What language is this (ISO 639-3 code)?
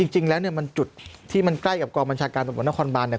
tha